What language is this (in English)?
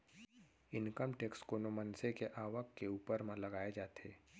Chhattisgarhi